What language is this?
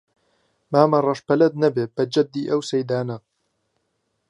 Central Kurdish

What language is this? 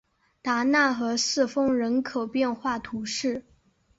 Chinese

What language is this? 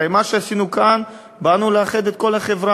Hebrew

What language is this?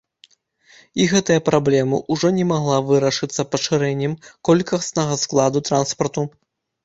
Belarusian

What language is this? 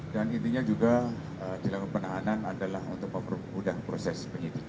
Indonesian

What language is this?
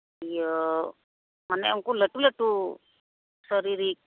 Santali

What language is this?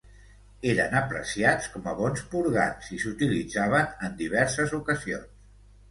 Catalan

